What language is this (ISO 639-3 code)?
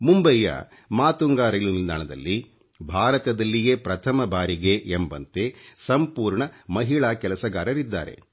kan